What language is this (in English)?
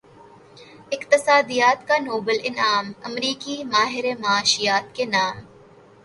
Urdu